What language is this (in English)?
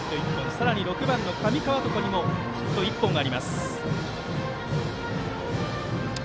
Japanese